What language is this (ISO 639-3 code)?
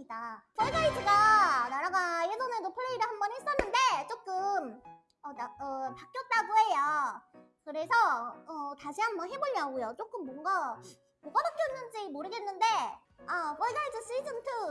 kor